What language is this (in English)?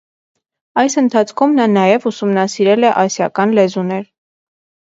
Armenian